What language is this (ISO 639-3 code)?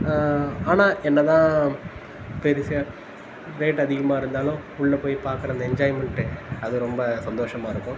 tam